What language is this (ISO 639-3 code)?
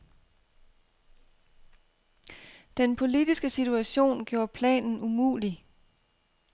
dan